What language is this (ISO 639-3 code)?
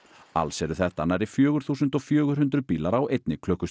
isl